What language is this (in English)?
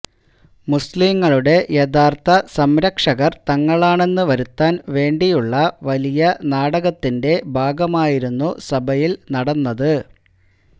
Malayalam